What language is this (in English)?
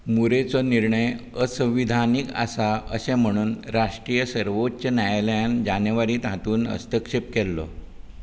Konkani